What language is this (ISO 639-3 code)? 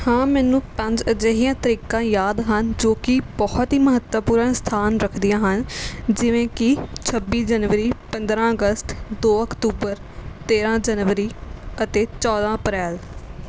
pan